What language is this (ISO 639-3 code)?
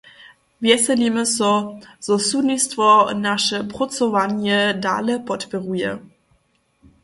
hsb